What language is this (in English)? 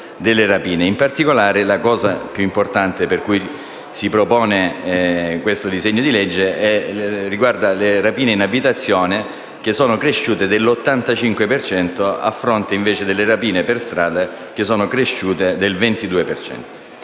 Italian